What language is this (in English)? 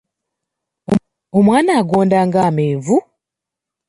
Ganda